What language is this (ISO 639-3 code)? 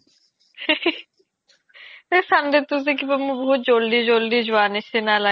asm